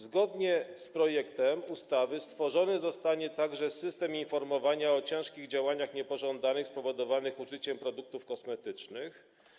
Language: Polish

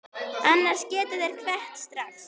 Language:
Icelandic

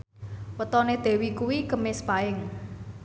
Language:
Javanese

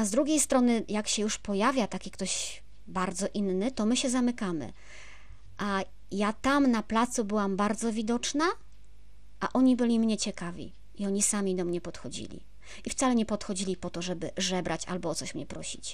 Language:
Polish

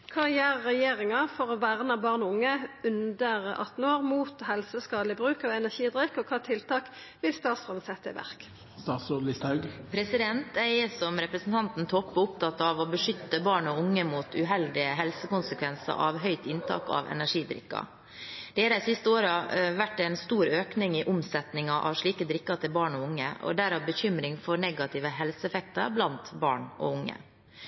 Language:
Norwegian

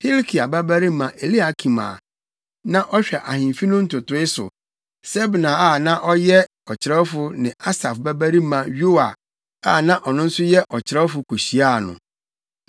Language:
Akan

